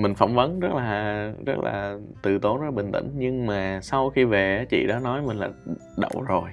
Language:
Vietnamese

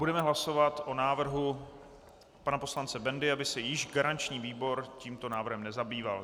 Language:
Czech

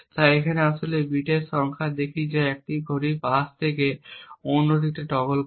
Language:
Bangla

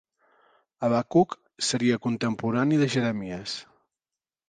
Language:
Catalan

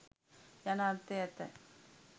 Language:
Sinhala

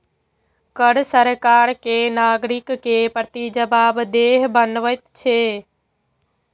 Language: Maithili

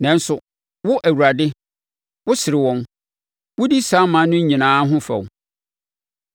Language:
Akan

